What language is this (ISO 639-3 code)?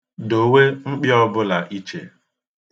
ibo